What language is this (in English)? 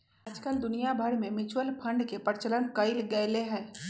Magahi